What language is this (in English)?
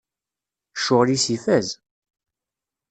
Kabyle